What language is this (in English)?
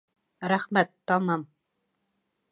Bashkir